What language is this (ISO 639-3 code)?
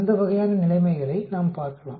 tam